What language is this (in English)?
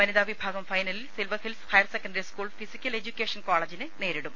Malayalam